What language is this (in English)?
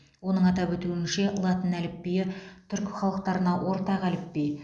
Kazakh